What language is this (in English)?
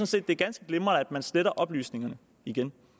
Danish